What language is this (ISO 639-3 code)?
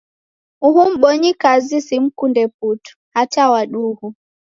dav